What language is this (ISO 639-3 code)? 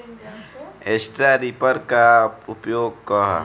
bho